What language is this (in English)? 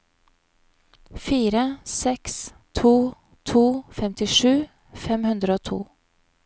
Norwegian